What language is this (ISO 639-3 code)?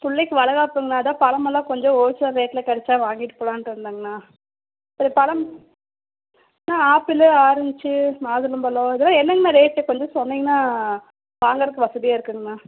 tam